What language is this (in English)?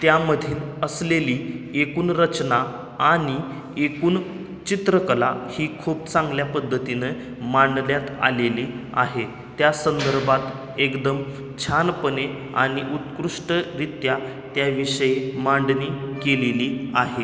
Marathi